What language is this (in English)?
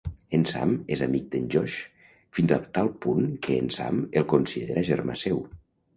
Catalan